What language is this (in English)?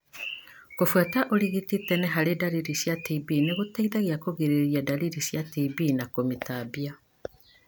Kikuyu